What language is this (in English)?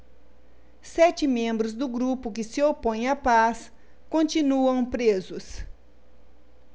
Portuguese